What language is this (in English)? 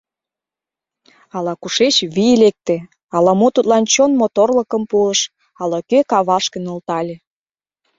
Mari